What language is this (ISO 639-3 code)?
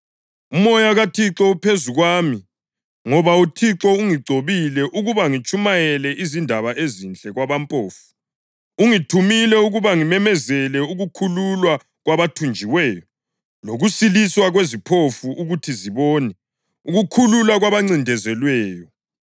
nde